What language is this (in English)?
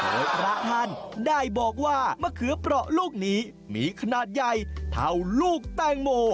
Thai